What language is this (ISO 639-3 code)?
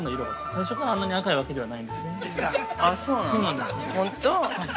jpn